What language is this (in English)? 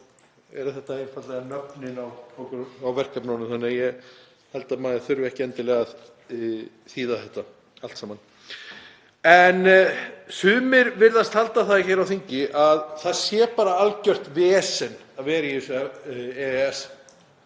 Icelandic